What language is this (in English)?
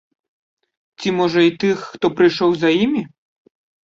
Belarusian